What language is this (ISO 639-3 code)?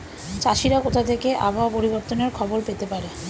ben